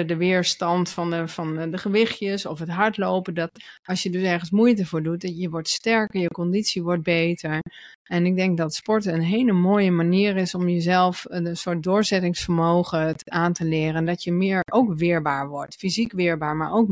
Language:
Dutch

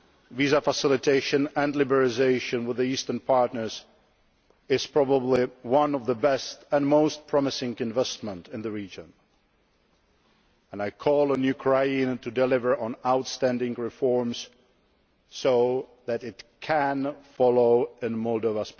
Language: English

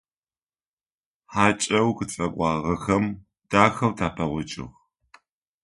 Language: Adyghe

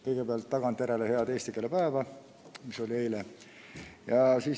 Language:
Estonian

